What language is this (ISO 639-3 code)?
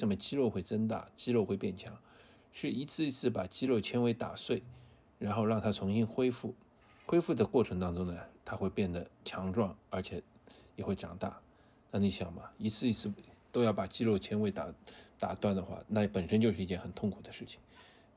zho